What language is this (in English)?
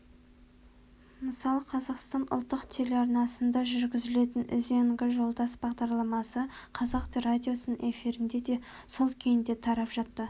Kazakh